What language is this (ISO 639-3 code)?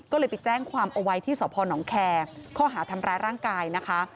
tha